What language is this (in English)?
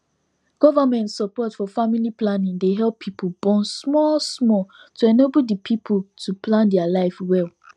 Nigerian Pidgin